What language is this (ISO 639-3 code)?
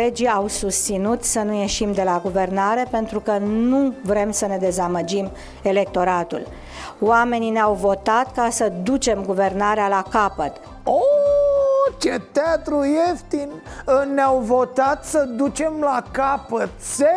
ron